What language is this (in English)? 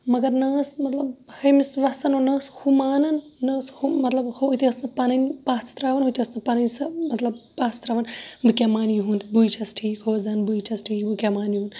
Kashmiri